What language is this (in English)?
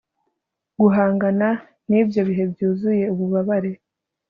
Kinyarwanda